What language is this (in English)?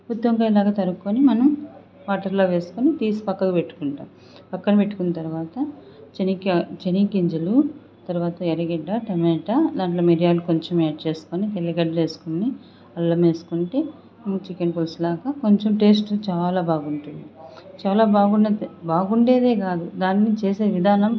Telugu